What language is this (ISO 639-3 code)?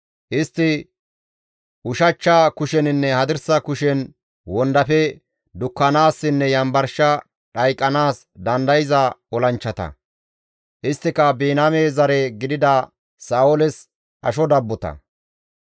gmv